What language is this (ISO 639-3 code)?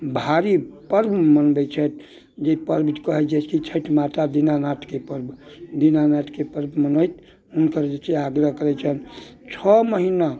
mai